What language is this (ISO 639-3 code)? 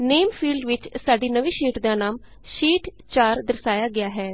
pan